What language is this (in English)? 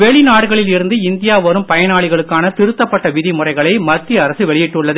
Tamil